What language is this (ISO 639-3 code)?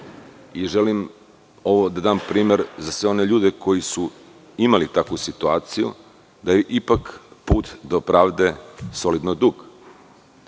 srp